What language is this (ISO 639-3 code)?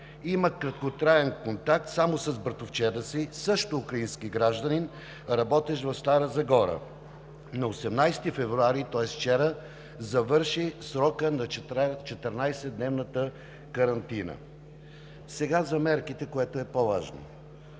bul